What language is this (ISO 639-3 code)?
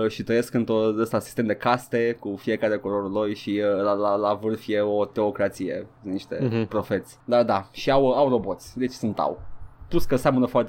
ron